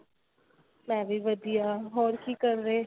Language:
Punjabi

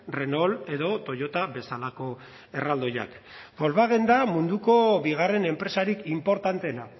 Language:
Basque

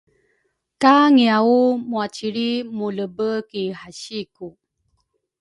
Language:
Rukai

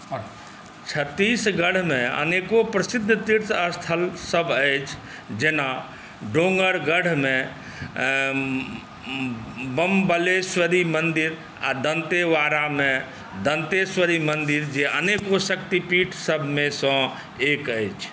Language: Maithili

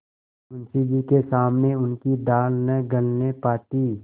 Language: Hindi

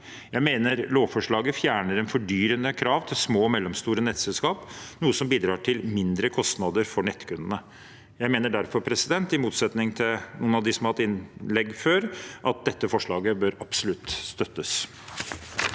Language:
Norwegian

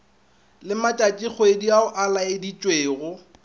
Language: Northern Sotho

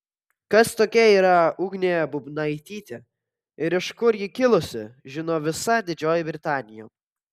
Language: Lithuanian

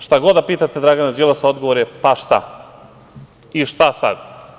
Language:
Serbian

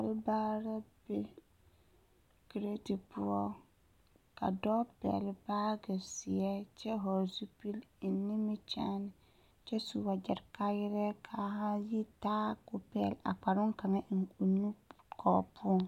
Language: Southern Dagaare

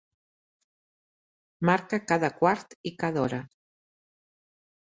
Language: Catalan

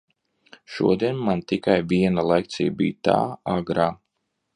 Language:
Latvian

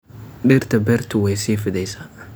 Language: Somali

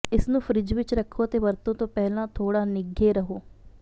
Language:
Punjabi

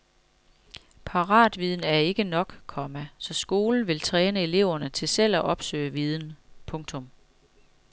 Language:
Danish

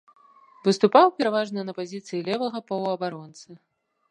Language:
Belarusian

